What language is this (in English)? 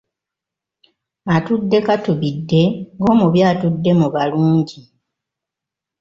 Ganda